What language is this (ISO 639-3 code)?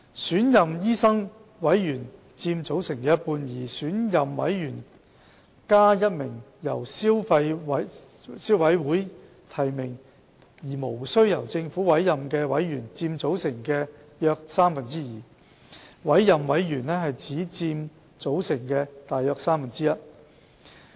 yue